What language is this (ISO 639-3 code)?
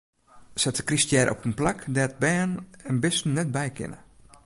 fry